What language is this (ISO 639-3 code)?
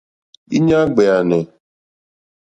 bri